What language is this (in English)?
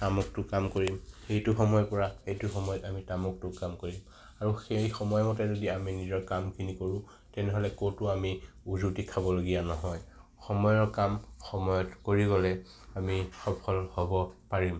Assamese